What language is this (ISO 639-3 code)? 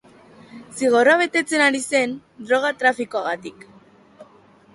eus